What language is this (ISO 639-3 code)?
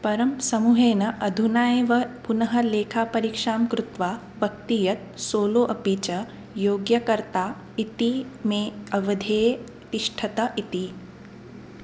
san